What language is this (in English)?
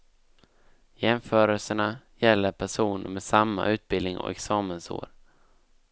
Swedish